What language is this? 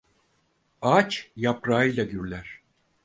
Turkish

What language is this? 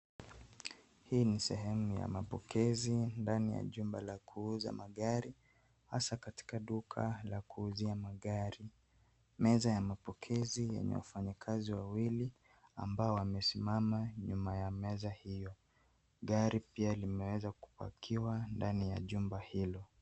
Swahili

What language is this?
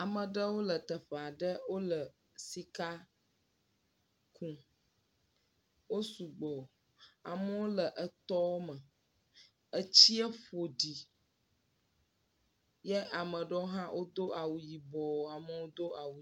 Ewe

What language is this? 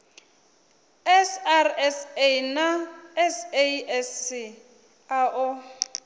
Venda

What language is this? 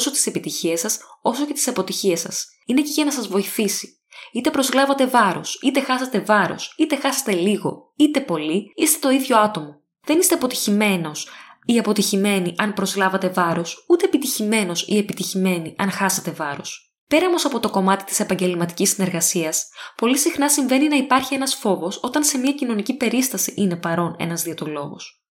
Greek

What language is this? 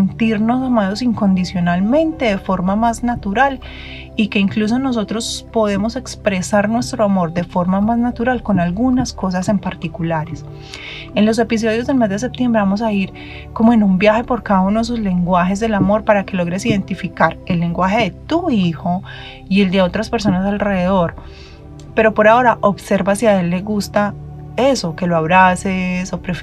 Spanish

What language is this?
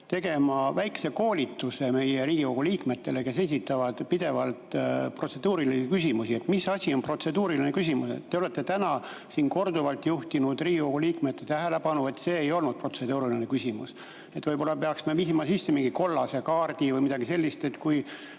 Estonian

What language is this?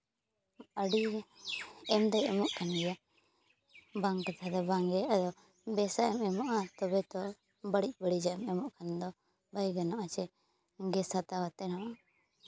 Santali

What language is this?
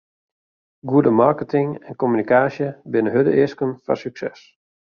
Western Frisian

